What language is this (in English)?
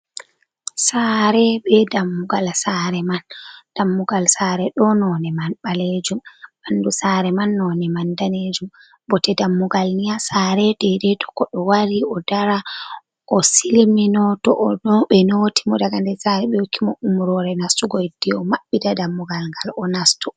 Fula